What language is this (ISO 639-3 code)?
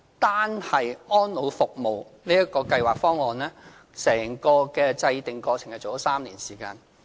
yue